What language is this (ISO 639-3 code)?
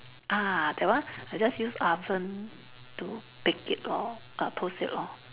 eng